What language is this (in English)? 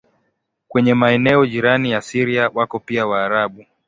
Swahili